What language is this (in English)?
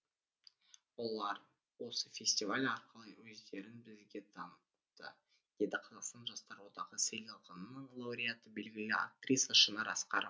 Kazakh